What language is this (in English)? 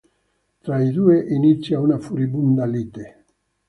Italian